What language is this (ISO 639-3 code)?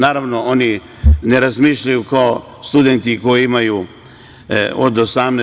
srp